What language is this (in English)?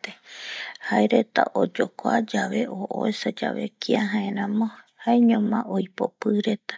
Eastern Bolivian Guaraní